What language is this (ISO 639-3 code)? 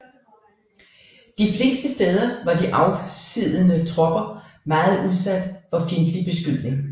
dan